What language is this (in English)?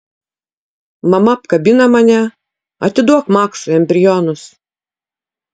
Lithuanian